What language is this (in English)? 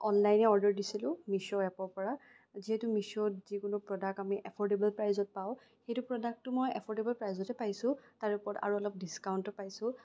Assamese